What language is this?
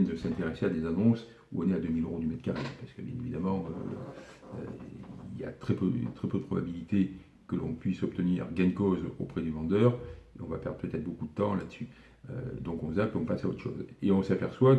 French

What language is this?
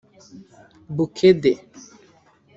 Kinyarwanda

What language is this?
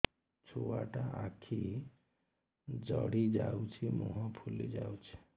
Odia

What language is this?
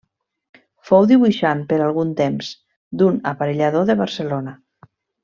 Catalan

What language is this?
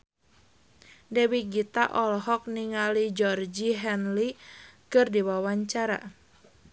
Sundanese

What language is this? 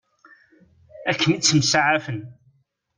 Kabyle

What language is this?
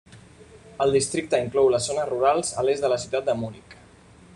Catalan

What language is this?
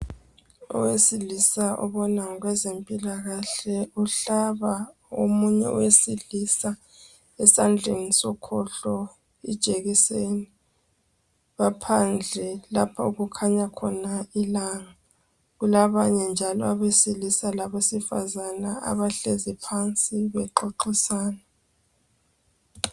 North Ndebele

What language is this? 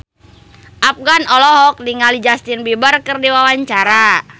Sundanese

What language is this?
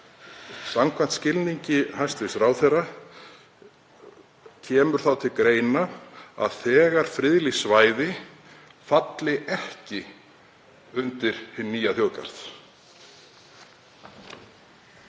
Icelandic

